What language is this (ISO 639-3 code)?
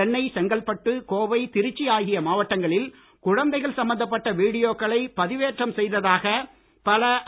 tam